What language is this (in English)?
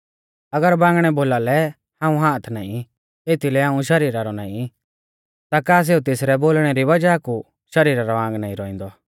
Mahasu Pahari